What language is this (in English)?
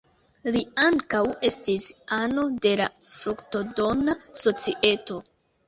Esperanto